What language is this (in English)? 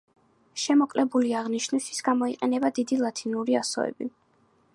Georgian